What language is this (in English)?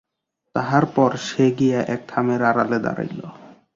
Bangla